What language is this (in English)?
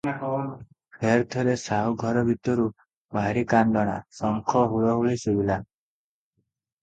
Odia